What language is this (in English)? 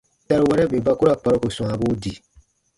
Baatonum